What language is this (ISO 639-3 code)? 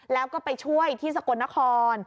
tha